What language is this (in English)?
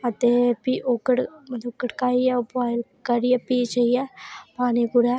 Dogri